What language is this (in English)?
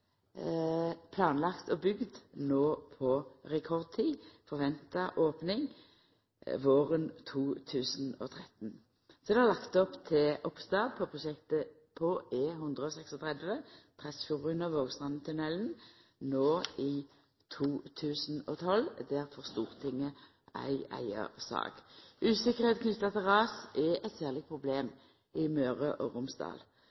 Norwegian Nynorsk